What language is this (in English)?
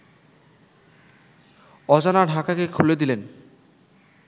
Bangla